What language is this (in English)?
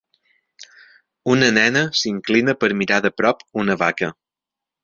Catalan